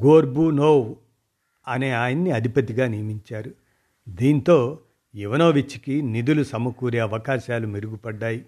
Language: Telugu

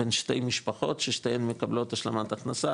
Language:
Hebrew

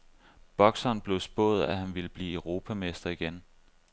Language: Danish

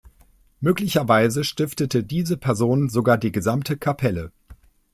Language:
German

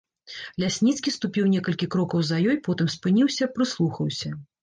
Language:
Belarusian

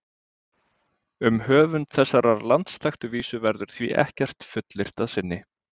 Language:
Icelandic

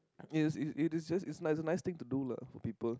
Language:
English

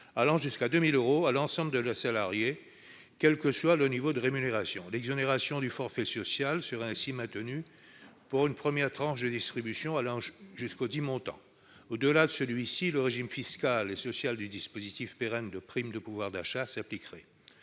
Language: French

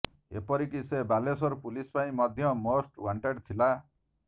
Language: Odia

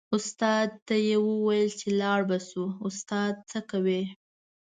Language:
Pashto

